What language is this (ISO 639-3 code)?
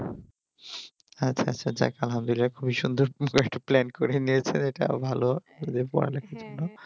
ben